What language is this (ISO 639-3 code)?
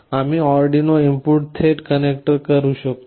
mar